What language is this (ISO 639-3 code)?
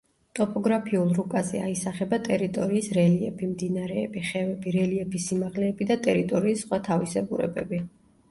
kat